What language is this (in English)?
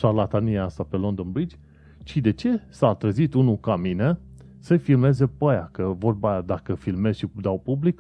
Romanian